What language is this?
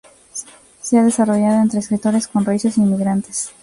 Spanish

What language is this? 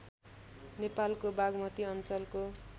Nepali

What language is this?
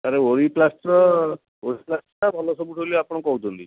Odia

